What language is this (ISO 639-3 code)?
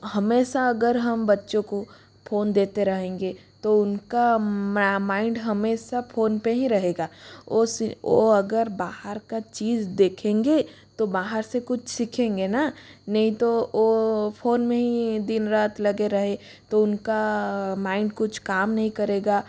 hin